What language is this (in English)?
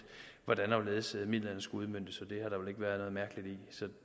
Danish